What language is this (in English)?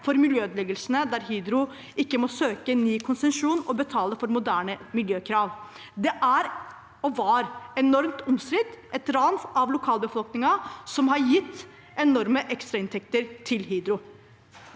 Norwegian